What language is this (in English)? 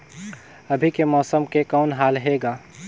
Chhattisgarhi